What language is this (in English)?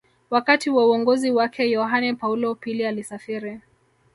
Swahili